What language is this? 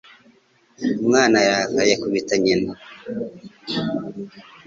Kinyarwanda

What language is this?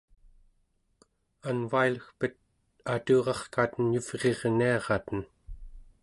Central Yupik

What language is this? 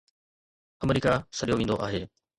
Sindhi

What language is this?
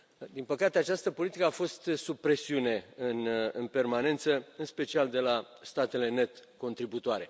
Romanian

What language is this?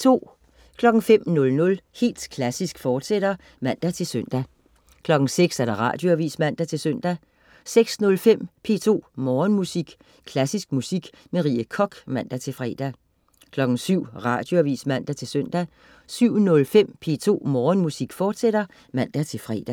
Danish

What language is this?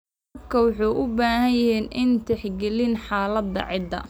Somali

